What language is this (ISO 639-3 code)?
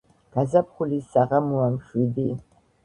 kat